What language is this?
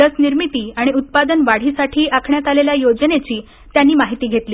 Marathi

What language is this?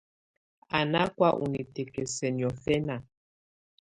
Tunen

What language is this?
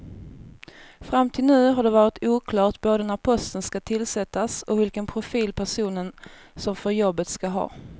Swedish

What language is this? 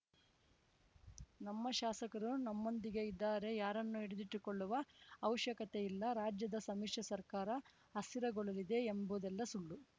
Kannada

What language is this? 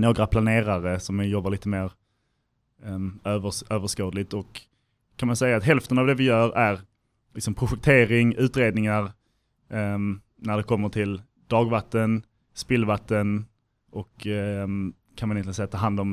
Swedish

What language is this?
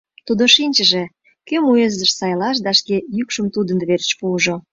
Mari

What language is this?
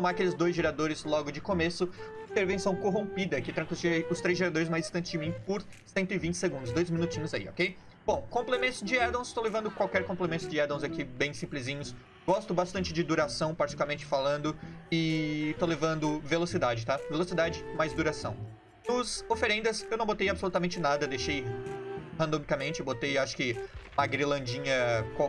Portuguese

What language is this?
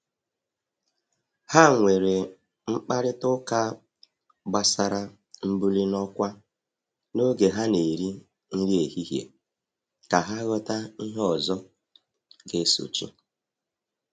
Igbo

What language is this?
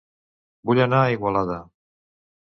Catalan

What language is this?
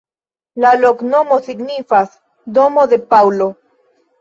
Esperanto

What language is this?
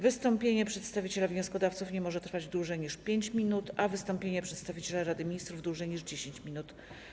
Polish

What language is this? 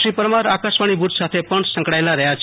Gujarati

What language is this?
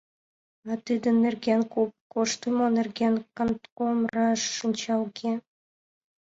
Mari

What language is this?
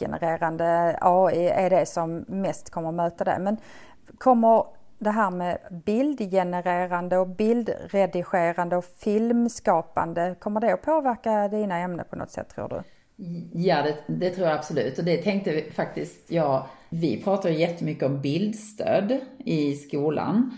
Swedish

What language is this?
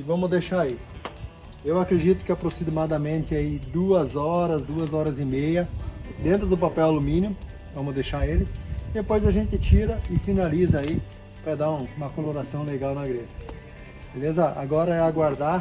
Portuguese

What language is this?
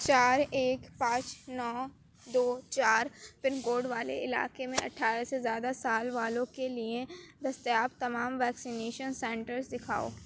Urdu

